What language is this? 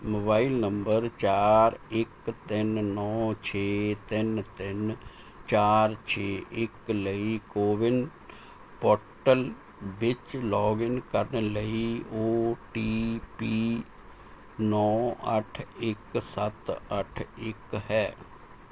Punjabi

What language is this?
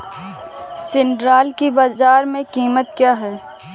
Hindi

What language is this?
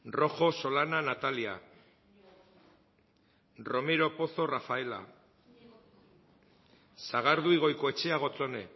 Basque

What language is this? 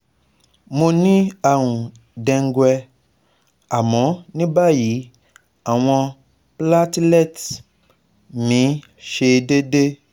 Yoruba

